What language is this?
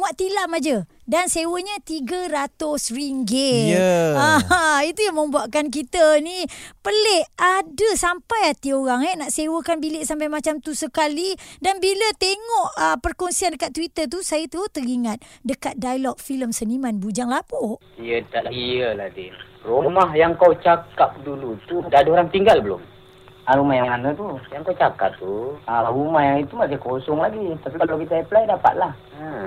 Malay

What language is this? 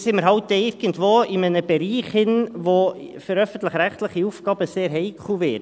Swiss German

